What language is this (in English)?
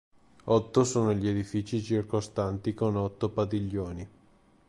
Italian